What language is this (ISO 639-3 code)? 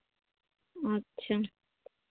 sat